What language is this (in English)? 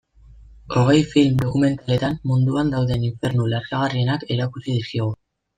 Basque